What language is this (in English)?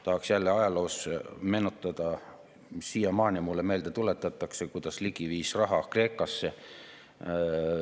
Estonian